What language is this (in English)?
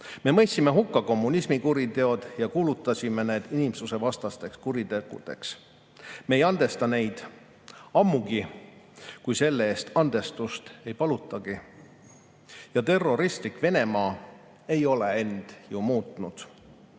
Estonian